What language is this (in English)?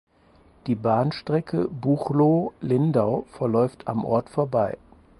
German